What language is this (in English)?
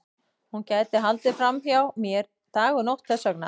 Icelandic